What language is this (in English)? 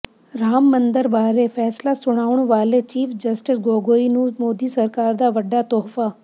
Punjabi